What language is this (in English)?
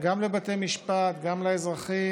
Hebrew